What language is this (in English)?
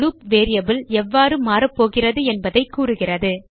Tamil